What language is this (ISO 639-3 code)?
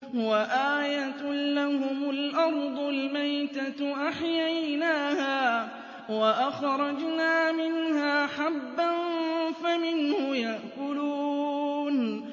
ara